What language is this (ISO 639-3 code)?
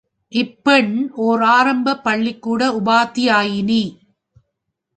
tam